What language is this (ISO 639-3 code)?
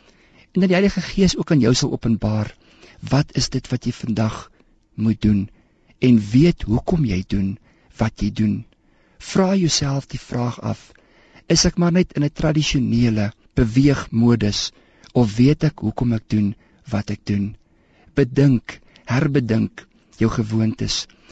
nld